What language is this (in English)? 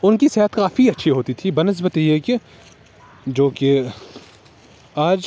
Urdu